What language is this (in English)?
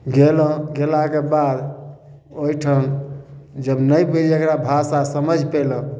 Maithili